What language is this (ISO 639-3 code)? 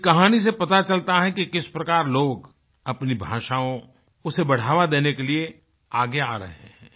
hin